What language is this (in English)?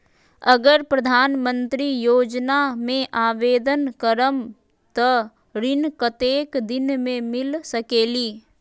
Magahi